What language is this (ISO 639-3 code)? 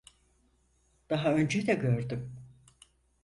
tur